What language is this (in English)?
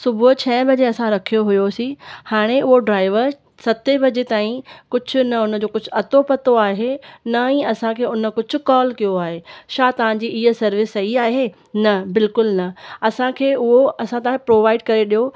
Sindhi